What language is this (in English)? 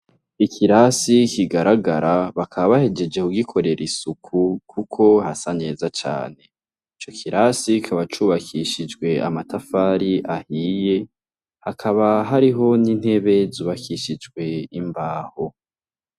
Rundi